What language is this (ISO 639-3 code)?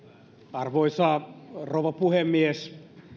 fin